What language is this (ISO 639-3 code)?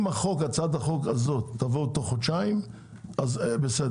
heb